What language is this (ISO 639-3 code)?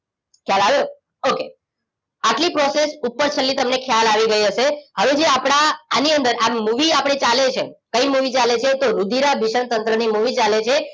guj